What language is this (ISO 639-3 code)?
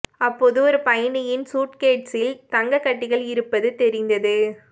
tam